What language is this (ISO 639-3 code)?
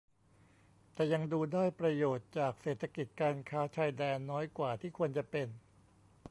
tha